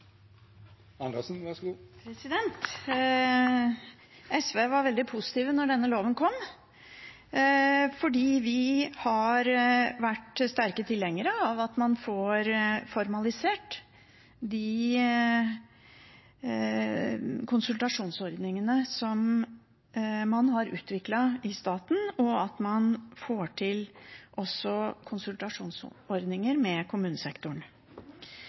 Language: Norwegian Bokmål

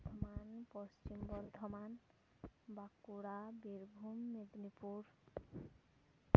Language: Santali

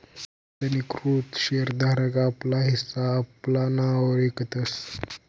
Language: Marathi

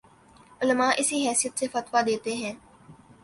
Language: Urdu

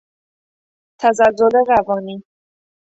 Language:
Persian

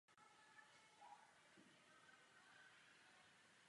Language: Czech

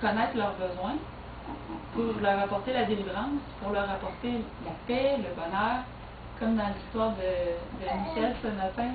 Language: French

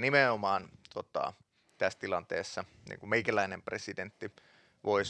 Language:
Finnish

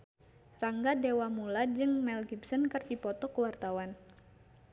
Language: Sundanese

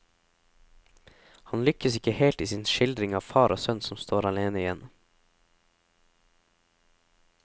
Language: Norwegian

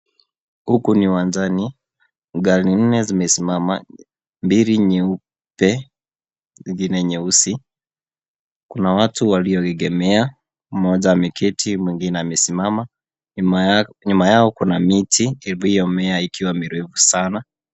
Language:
Swahili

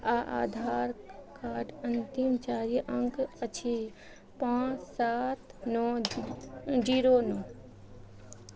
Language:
Maithili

